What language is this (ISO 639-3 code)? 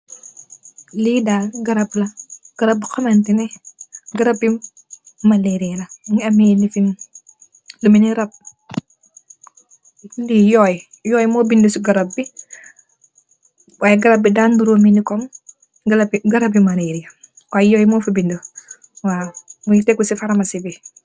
wol